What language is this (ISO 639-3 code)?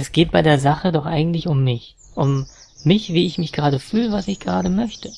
deu